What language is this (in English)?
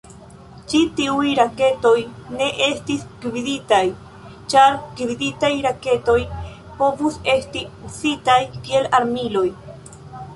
Esperanto